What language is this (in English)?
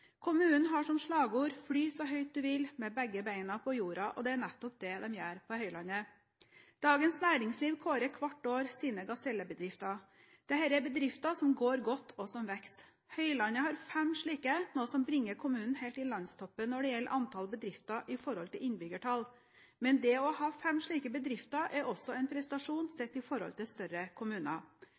Norwegian Bokmål